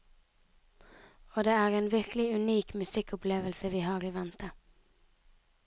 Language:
Norwegian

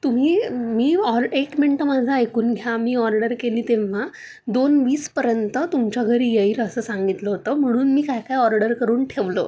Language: Marathi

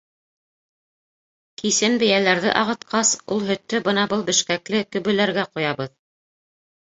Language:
Bashkir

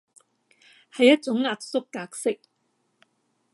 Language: Cantonese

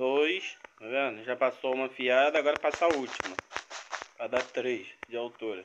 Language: Portuguese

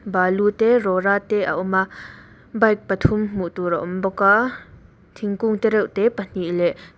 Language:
Mizo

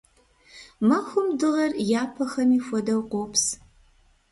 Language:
Kabardian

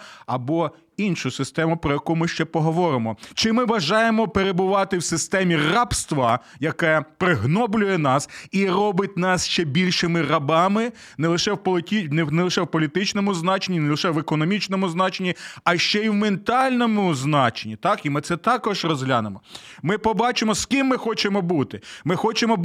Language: Ukrainian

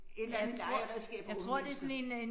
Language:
Danish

